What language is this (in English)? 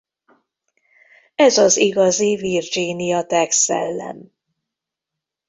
Hungarian